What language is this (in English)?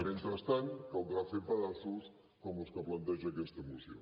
Catalan